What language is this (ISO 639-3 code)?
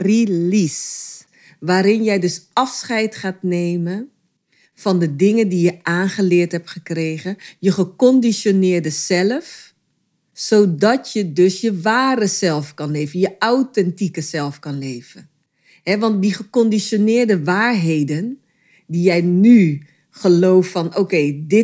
nld